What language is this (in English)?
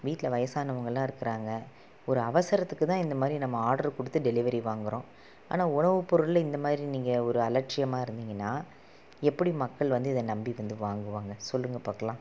Tamil